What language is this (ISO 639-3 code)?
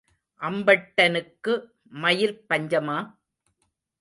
tam